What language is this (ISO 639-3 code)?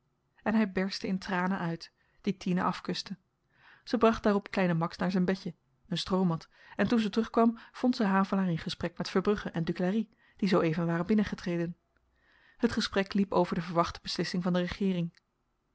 nld